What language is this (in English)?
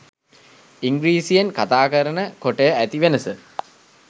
Sinhala